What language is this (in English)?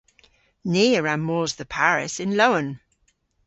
Cornish